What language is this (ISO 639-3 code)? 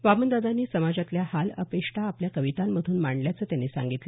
mar